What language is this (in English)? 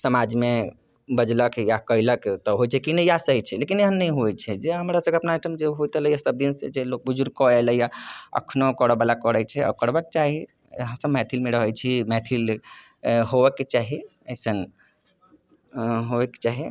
Maithili